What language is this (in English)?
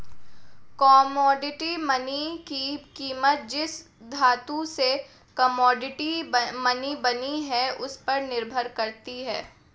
Hindi